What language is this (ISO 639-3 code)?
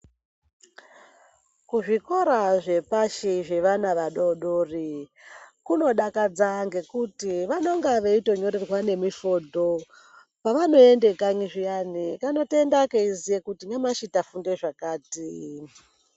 ndc